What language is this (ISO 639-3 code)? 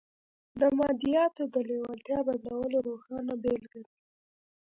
pus